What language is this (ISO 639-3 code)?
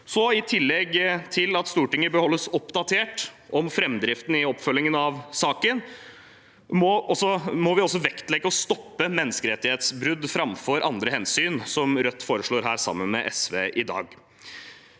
nor